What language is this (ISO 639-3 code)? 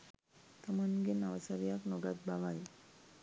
sin